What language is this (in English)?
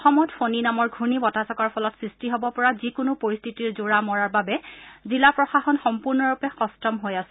Assamese